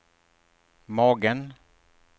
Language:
Swedish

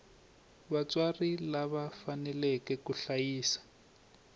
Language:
Tsonga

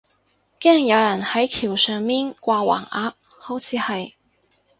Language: Cantonese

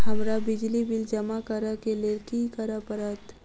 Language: Maithili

